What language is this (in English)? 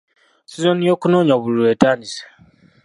Ganda